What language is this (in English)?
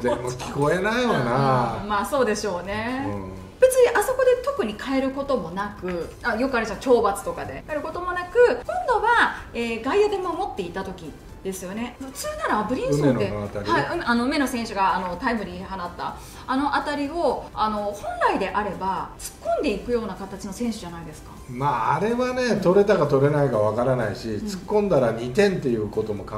Japanese